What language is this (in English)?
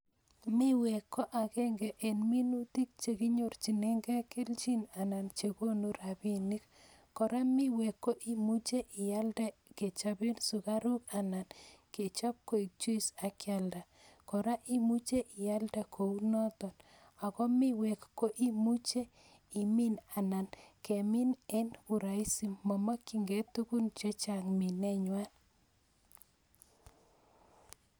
Kalenjin